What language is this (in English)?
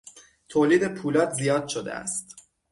Persian